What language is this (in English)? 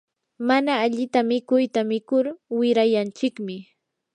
Yanahuanca Pasco Quechua